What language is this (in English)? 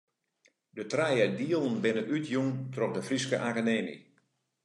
Western Frisian